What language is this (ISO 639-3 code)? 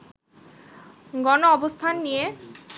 ben